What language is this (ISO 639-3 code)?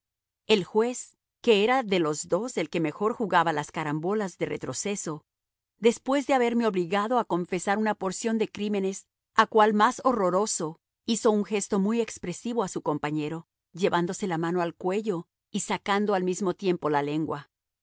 spa